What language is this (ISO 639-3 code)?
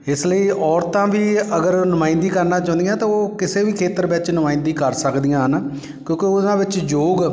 pan